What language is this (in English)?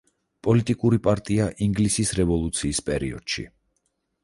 Georgian